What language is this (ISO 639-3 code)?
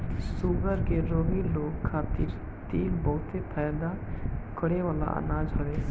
bho